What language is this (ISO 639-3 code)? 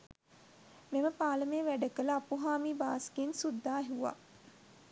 sin